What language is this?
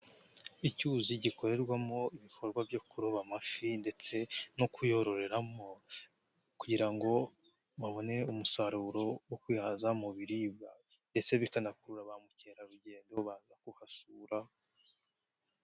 Kinyarwanda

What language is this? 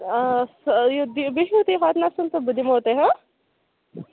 Kashmiri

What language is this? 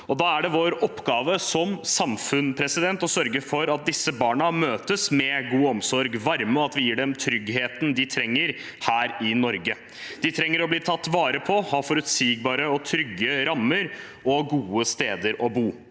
Norwegian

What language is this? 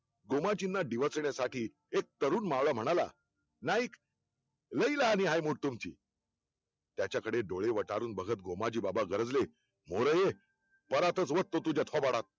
Marathi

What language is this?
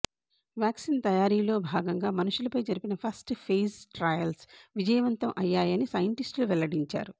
Telugu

